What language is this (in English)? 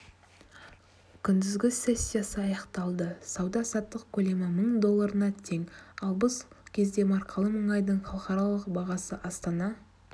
Kazakh